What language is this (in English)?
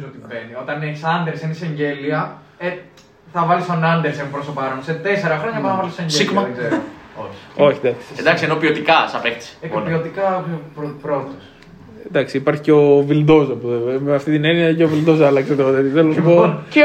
Greek